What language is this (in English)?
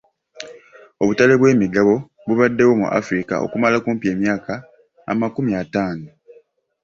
Ganda